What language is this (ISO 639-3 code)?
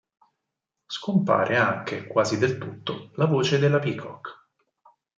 ita